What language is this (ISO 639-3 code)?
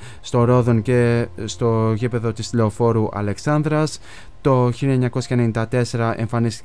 ell